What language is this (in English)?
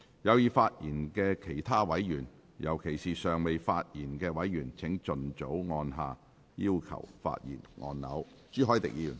Cantonese